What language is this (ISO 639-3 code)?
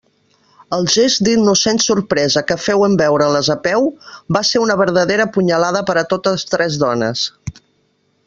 cat